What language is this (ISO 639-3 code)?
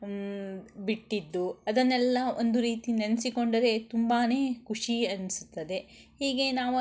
kan